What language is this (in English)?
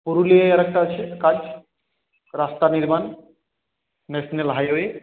Bangla